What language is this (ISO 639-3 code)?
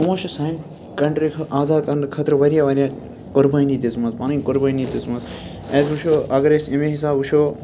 kas